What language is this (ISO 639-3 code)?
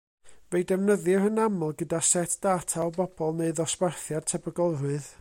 cym